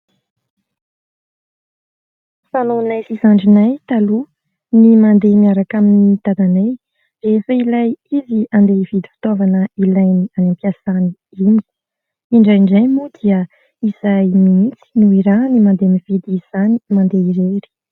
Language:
Malagasy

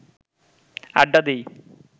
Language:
Bangla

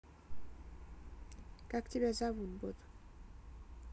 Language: Russian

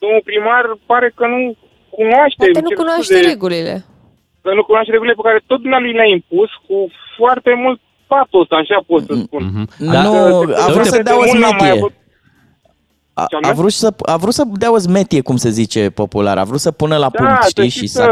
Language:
Romanian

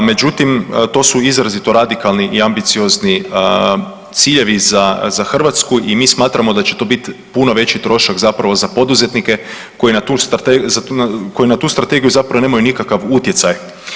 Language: Croatian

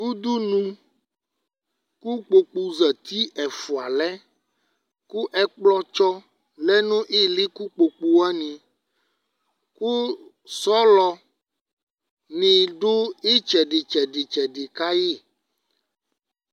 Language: Ikposo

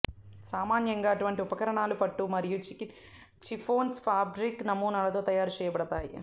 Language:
Telugu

